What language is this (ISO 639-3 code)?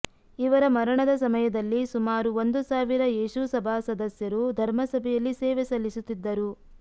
kan